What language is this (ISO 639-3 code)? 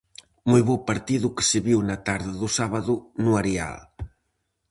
glg